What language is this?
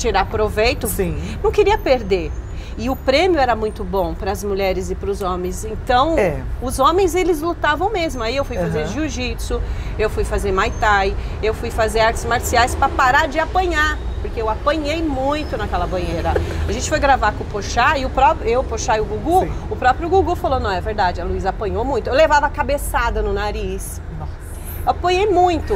Portuguese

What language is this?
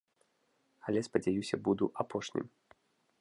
Belarusian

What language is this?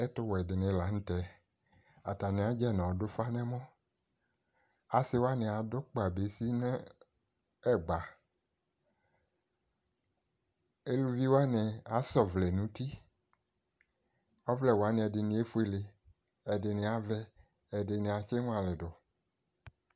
Ikposo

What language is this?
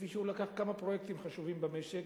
Hebrew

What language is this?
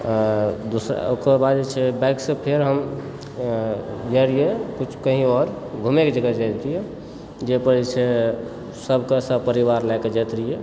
Maithili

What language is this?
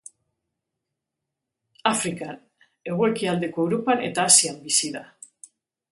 Basque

